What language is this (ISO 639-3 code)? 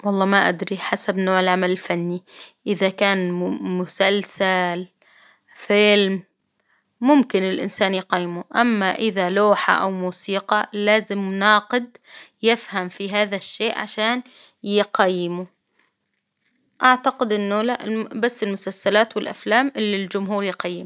acw